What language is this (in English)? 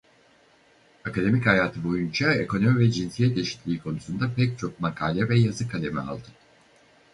Turkish